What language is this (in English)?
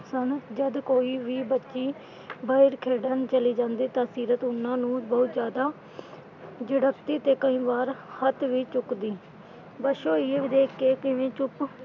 Punjabi